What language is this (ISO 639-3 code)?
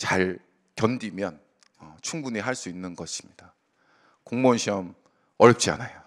kor